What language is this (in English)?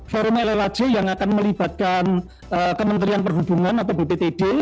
Indonesian